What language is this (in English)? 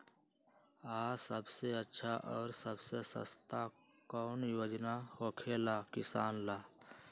Magahi